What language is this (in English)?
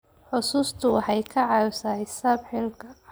Somali